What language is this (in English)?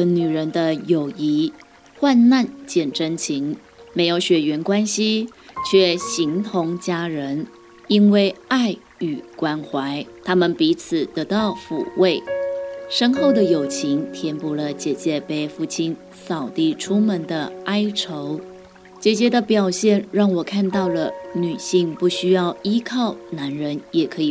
Chinese